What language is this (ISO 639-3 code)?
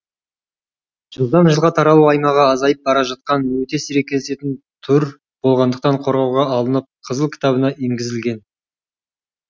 kaz